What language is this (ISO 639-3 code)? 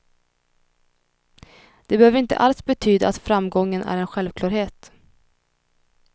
swe